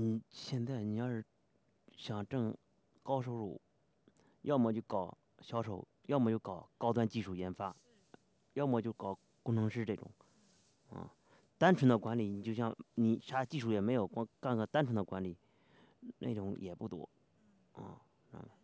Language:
Chinese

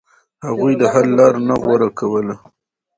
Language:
Pashto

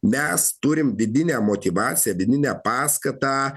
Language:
Lithuanian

